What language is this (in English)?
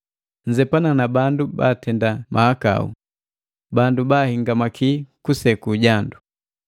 Matengo